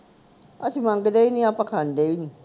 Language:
Punjabi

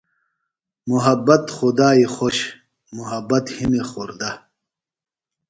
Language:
Phalura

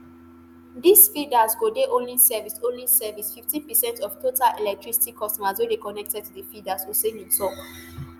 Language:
Nigerian Pidgin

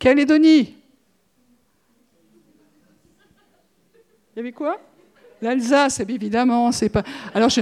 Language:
French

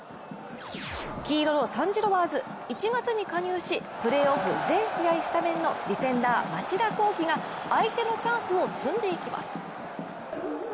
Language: Japanese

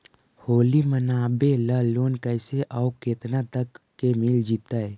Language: Magahi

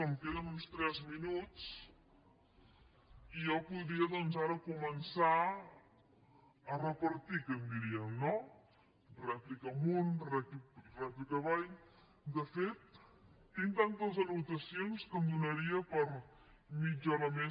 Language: Catalan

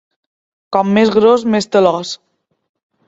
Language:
Catalan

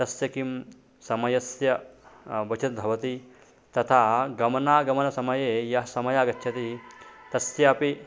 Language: Sanskrit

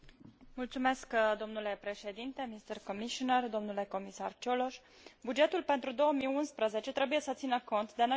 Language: Romanian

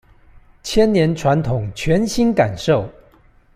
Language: Chinese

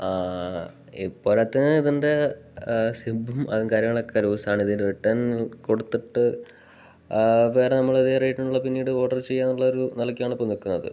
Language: Malayalam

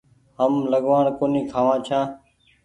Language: Goaria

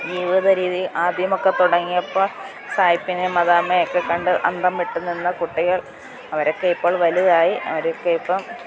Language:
Malayalam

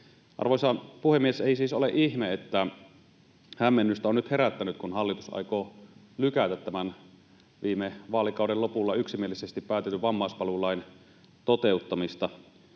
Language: Finnish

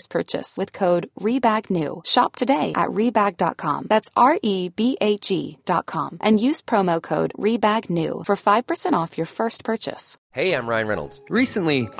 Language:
Filipino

